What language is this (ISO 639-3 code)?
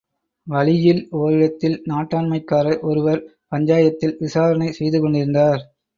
tam